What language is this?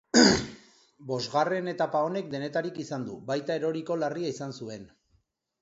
Basque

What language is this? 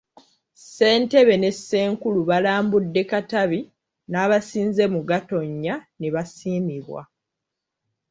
Ganda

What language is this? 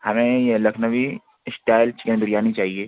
Urdu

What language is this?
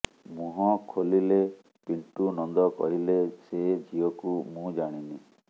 Odia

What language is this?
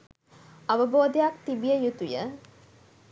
Sinhala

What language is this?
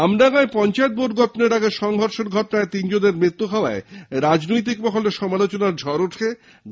Bangla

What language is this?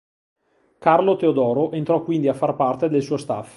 Italian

